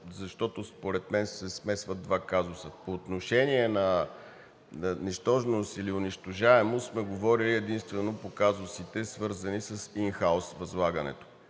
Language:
Bulgarian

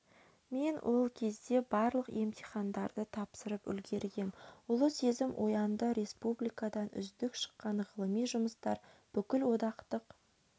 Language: Kazakh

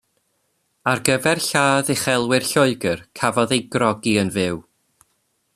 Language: Welsh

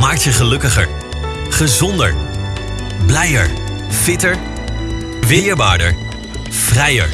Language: Dutch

